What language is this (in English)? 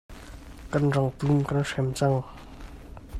Hakha Chin